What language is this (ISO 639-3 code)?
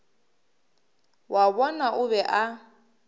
nso